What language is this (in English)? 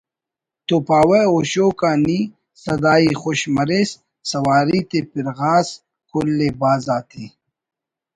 Brahui